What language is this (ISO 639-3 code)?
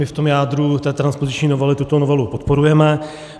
ces